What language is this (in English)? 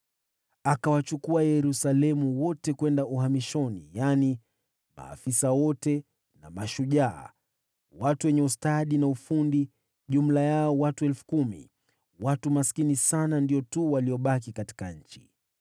Swahili